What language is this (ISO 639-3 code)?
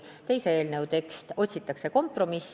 est